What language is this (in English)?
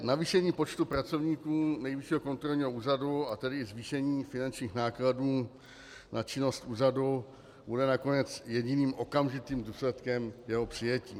Czech